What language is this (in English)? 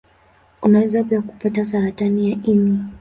Swahili